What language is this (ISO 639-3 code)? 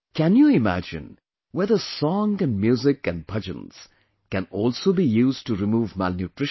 eng